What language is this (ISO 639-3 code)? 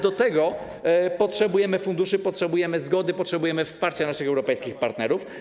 pol